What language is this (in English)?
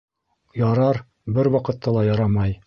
Bashkir